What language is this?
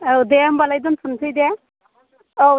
Bodo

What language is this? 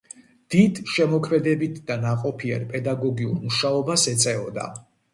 Georgian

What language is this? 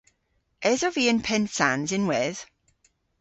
Cornish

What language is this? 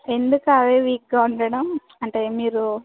Telugu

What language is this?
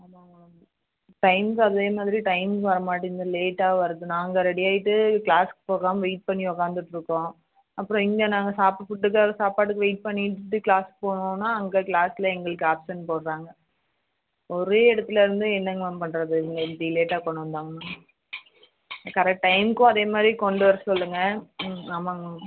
Tamil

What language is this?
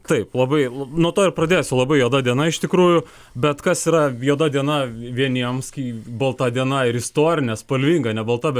Lithuanian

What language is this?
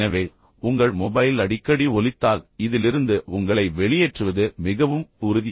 Tamil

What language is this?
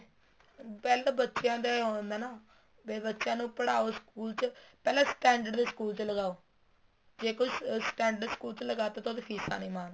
Punjabi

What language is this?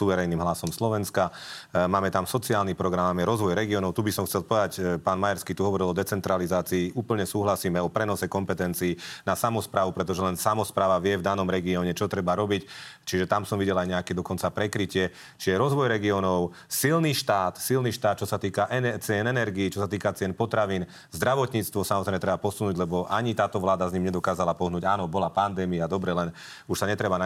Slovak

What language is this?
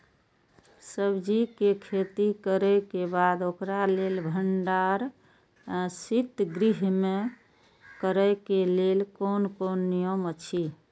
Maithili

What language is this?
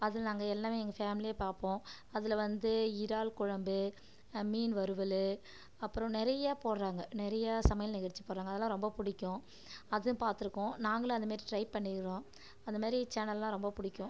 Tamil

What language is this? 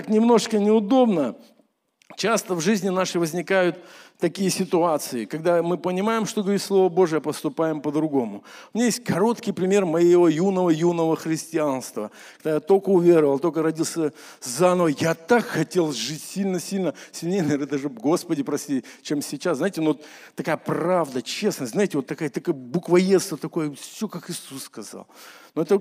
Russian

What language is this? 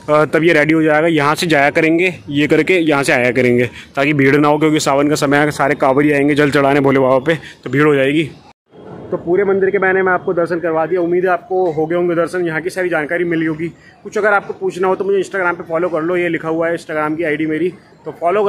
Hindi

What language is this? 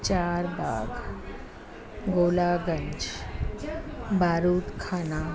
Sindhi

